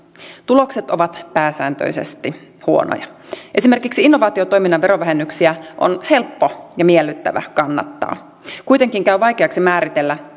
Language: Finnish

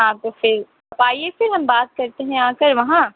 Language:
Urdu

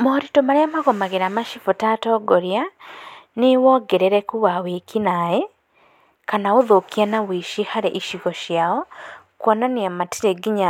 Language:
Kikuyu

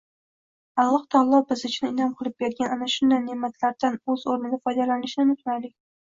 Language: Uzbek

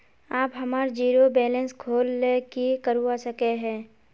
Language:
Magahi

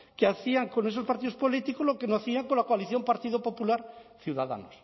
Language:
Spanish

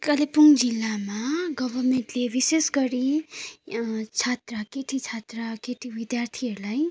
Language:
Nepali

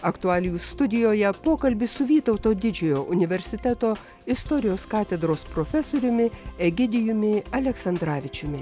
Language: Lithuanian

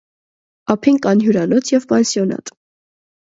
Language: Armenian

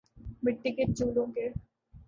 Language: Urdu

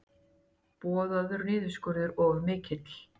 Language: Icelandic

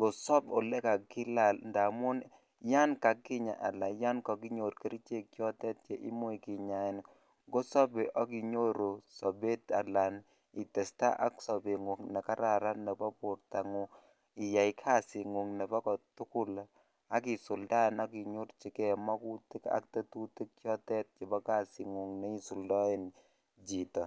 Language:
Kalenjin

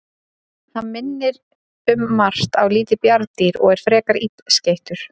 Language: Icelandic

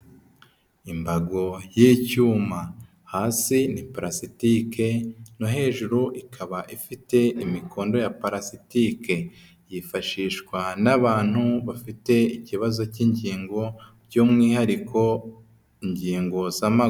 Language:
Kinyarwanda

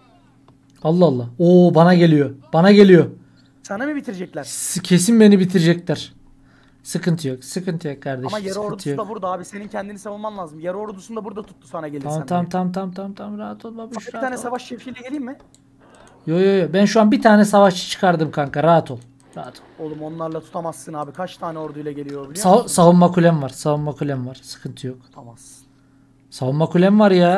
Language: Turkish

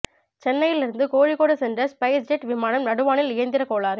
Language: Tamil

